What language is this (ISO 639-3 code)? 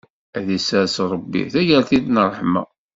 kab